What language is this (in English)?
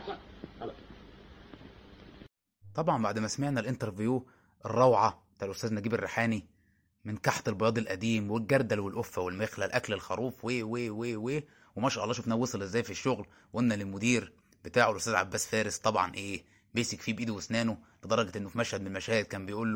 Arabic